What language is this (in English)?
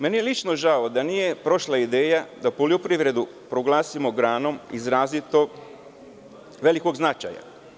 Serbian